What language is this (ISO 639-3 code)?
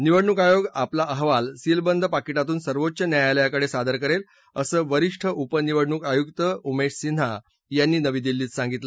mar